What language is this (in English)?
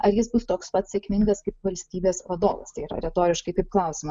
Lithuanian